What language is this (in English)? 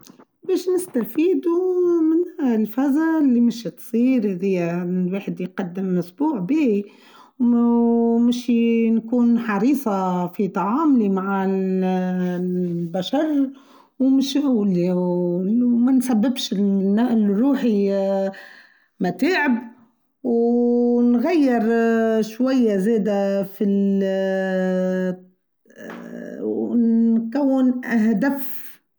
Tunisian Arabic